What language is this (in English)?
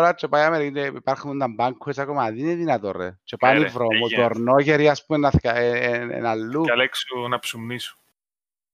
Greek